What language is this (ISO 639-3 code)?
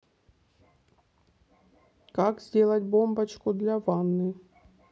rus